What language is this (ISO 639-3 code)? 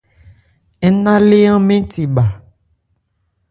ebr